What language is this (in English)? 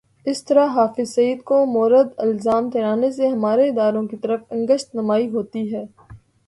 Urdu